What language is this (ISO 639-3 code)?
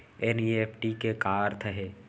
hne